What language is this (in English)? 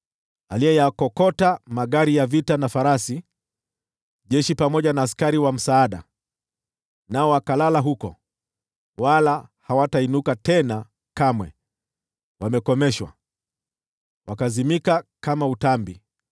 Swahili